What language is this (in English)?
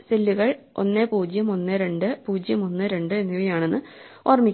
Malayalam